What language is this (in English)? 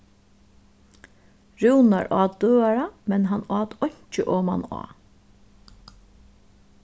Faroese